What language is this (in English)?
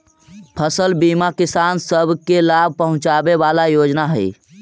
Magahi